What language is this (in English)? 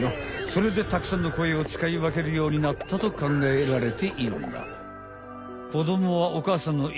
Japanese